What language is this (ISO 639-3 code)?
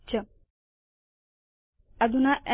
san